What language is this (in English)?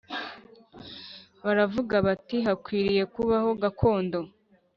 Kinyarwanda